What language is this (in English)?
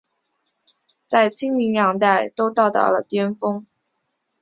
Chinese